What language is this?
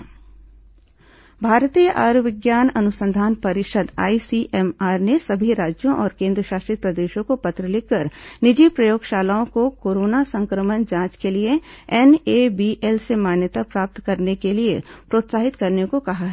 Hindi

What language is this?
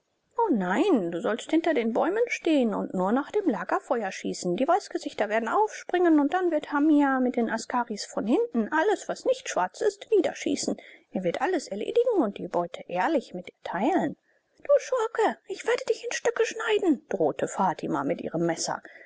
German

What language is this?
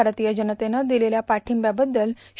Marathi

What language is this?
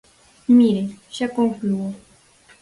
Galician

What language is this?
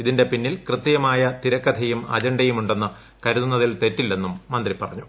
Malayalam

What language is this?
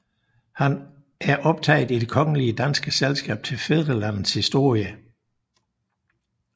Danish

